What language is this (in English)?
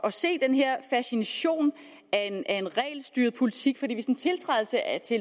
Danish